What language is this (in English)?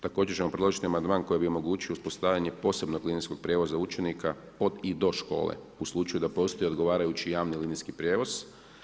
Croatian